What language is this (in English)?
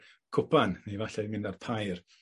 Welsh